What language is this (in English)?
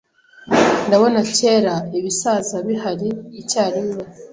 Kinyarwanda